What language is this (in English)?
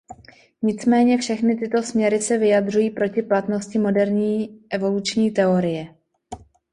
Czech